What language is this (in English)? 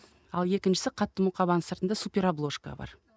Kazakh